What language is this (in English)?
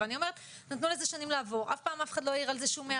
Hebrew